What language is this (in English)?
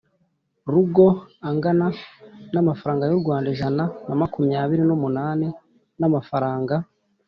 Kinyarwanda